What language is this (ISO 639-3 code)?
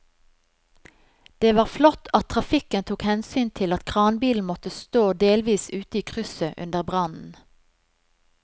nor